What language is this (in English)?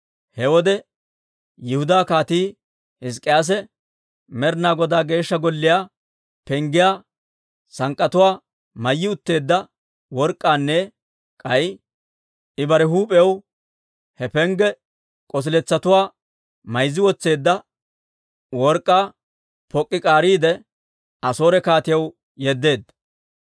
Dawro